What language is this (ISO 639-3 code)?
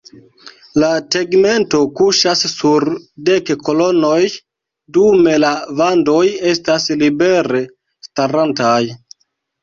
epo